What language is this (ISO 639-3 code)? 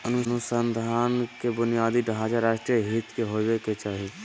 mag